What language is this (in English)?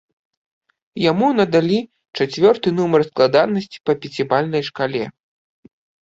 Belarusian